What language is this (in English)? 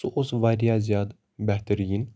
Kashmiri